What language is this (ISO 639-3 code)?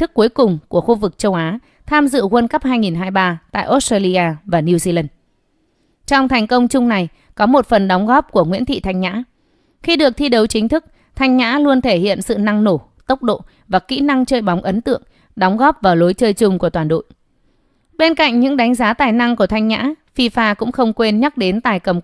vie